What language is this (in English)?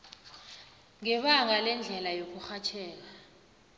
South Ndebele